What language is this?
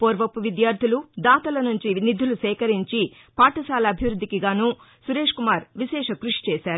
Telugu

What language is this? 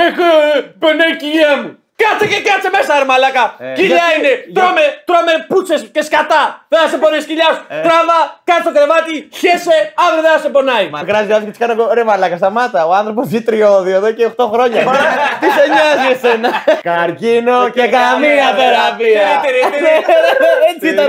Greek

